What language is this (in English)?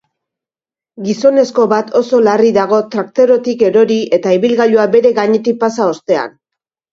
Basque